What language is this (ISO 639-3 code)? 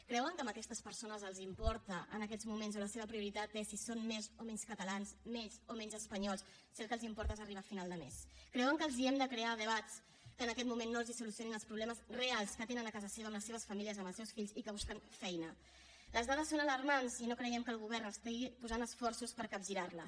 cat